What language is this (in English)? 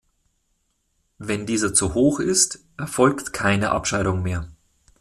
German